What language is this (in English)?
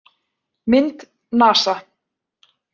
Icelandic